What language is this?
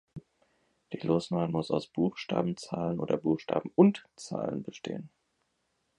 German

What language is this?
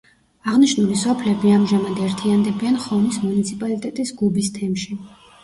Georgian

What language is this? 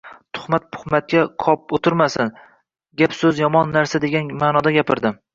Uzbek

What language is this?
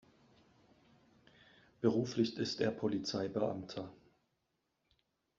German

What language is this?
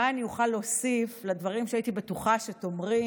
Hebrew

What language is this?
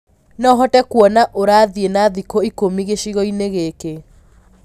Kikuyu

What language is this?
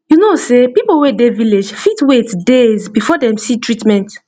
Nigerian Pidgin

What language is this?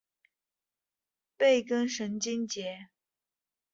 Chinese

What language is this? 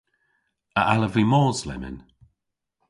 Cornish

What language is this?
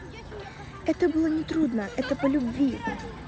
Russian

